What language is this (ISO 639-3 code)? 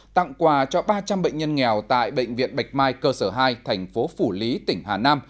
vie